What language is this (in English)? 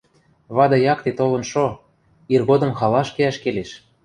Western Mari